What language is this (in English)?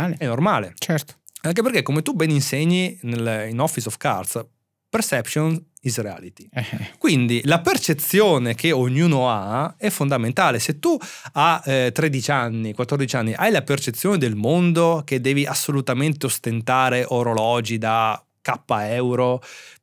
Italian